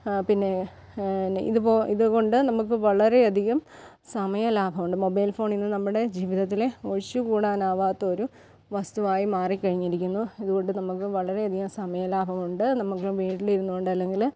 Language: Malayalam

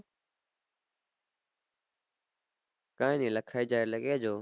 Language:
Gujarati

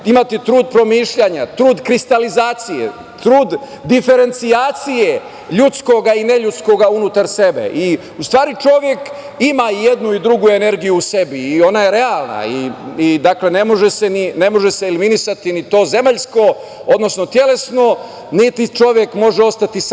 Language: Serbian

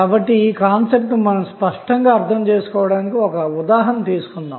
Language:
Telugu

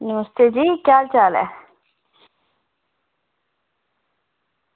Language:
Dogri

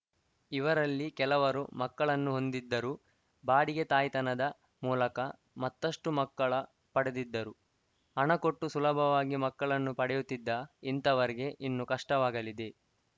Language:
Kannada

